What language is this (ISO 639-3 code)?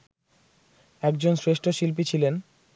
ben